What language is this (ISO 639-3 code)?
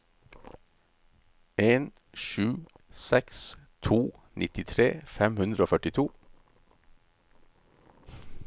nor